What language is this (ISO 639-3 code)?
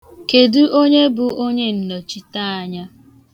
ibo